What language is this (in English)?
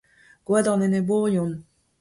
Breton